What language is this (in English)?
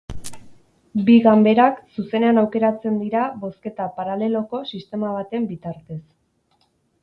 Basque